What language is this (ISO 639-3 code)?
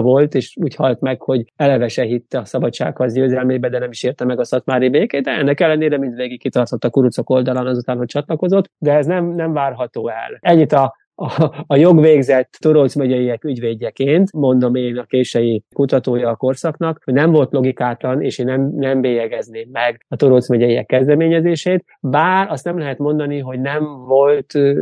hun